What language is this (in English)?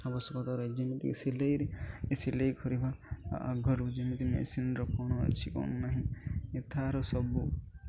Odia